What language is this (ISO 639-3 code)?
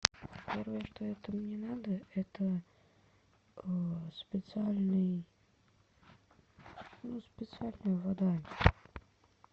rus